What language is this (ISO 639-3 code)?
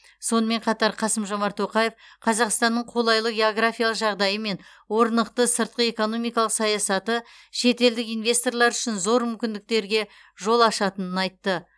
kaz